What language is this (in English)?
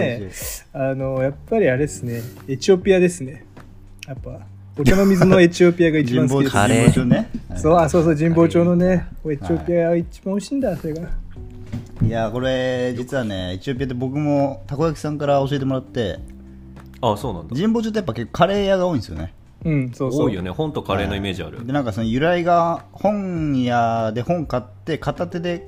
Japanese